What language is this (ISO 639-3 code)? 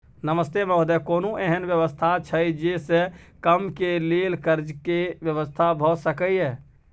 mai